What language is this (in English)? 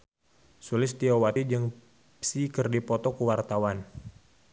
Sundanese